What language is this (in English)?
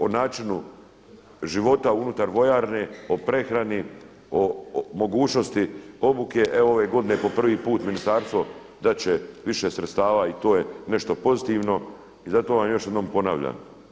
Croatian